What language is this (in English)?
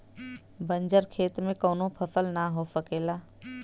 Bhojpuri